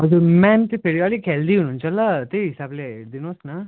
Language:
Nepali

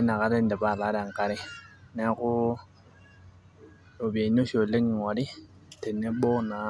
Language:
Masai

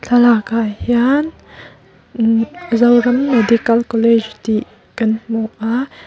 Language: Mizo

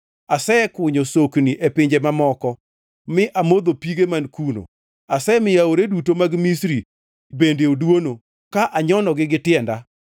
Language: Luo (Kenya and Tanzania)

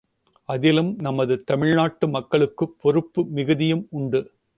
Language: Tamil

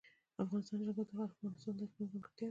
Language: Pashto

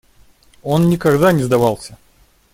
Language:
Russian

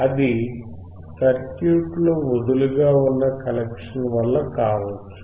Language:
Telugu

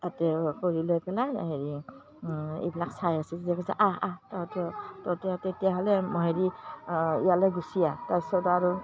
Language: Assamese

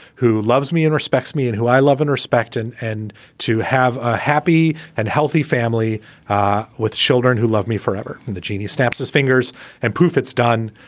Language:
English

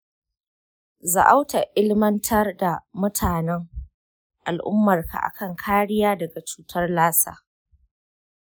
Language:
Hausa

